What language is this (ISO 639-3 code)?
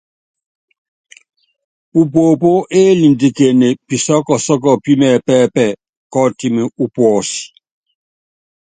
yav